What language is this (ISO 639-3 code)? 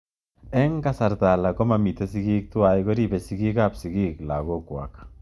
kln